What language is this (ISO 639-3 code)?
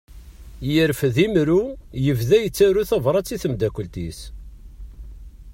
kab